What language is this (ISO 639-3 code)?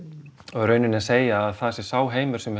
isl